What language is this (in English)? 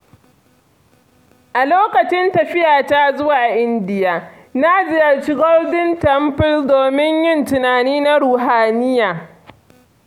Hausa